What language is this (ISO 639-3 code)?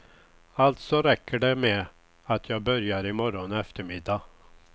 swe